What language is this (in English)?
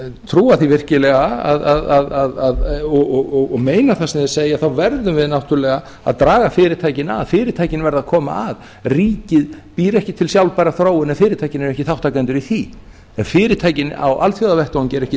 Icelandic